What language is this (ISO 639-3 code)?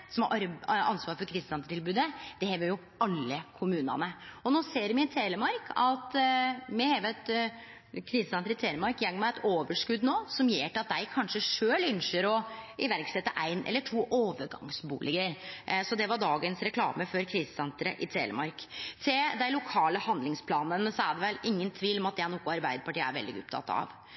nno